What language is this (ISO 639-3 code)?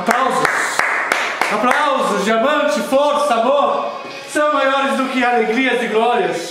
por